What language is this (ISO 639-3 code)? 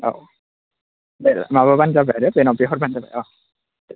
brx